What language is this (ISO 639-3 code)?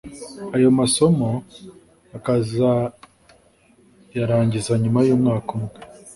kin